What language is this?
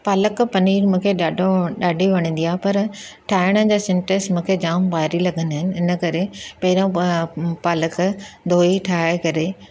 Sindhi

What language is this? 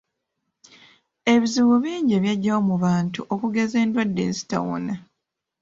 Ganda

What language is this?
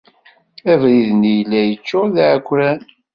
Kabyle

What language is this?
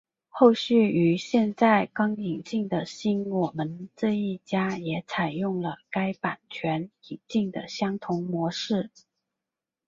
Chinese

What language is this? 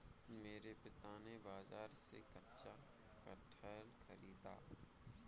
Hindi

